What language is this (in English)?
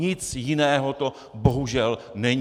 Czech